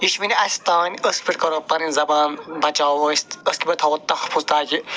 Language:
Kashmiri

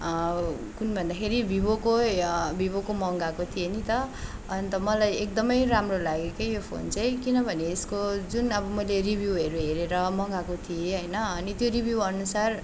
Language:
Nepali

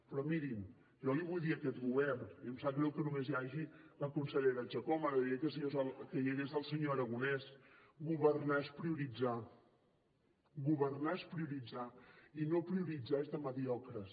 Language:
Catalan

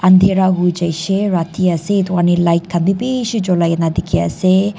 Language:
Naga Pidgin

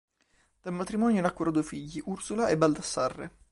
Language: Italian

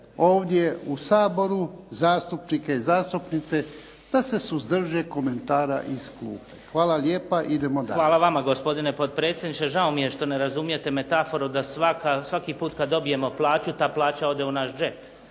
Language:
Croatian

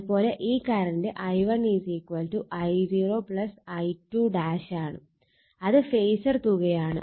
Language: Malayalam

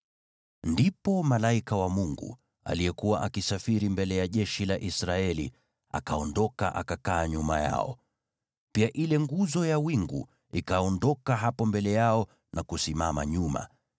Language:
Swahili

